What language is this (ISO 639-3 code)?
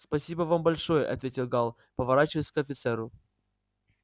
rus